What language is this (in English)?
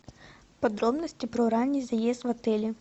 Russian